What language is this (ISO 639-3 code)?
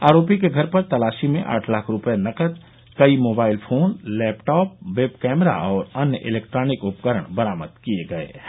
hin